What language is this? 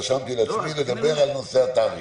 Hebrew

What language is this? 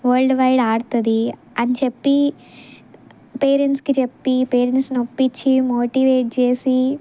Telugu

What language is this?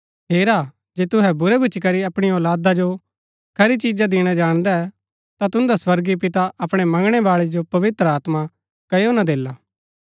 Gaddi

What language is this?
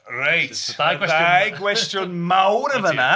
Welsh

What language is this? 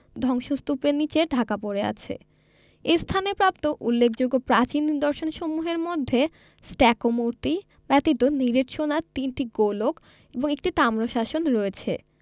Bangla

